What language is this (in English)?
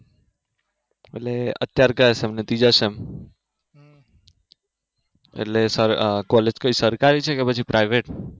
Gujarati